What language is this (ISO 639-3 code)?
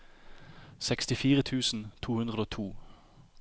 nor